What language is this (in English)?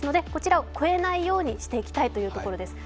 Japanese